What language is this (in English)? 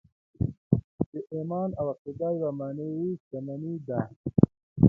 Pashto